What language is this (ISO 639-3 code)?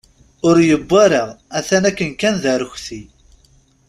kab